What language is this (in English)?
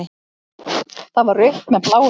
Icelandic